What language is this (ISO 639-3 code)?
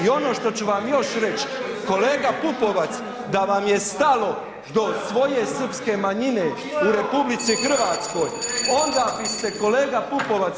hrv